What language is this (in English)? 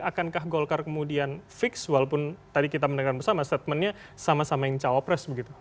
Indonesian